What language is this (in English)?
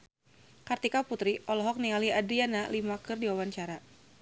Sundanese